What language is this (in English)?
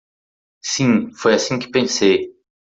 Portuguese